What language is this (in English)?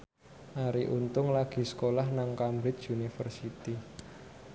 Javanese